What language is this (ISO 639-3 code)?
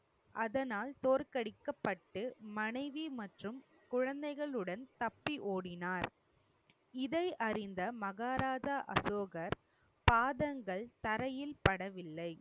tam